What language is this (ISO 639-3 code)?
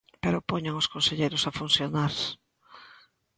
glg